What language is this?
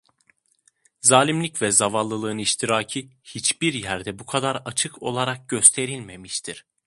Turkish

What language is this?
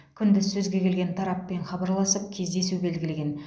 Kazakh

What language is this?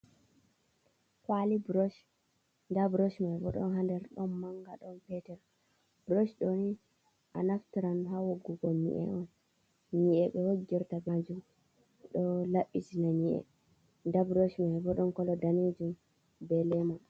Fula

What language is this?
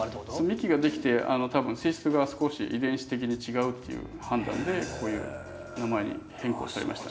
Japanese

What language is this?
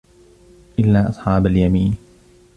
Arabic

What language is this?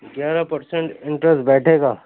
Urdu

